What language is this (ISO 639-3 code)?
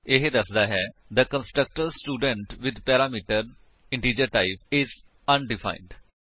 pan